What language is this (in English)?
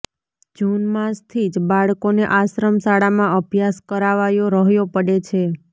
Gujarati